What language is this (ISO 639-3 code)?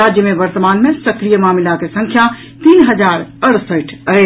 mai